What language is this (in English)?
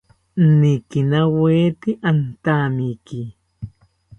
South Ucayali Ashéninka